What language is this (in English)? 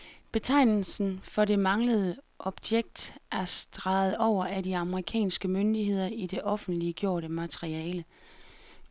Danish